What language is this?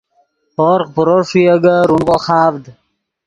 Yidgha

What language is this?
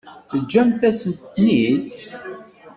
Kabyle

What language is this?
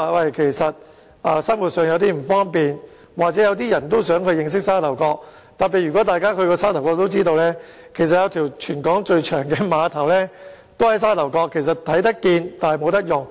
Cantonese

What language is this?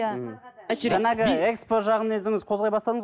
Kazakh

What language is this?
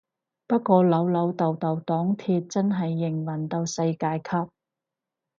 Cantonese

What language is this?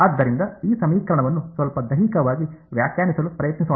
Kannada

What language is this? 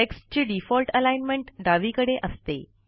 Marathi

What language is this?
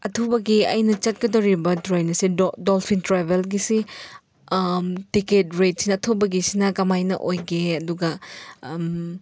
Manipuri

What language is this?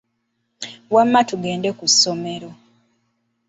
Ganda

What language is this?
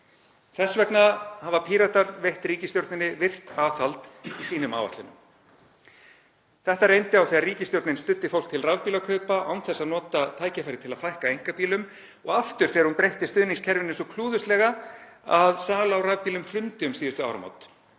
Icelandic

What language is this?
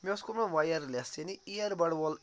Kashmiri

